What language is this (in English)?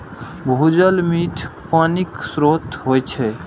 Maithili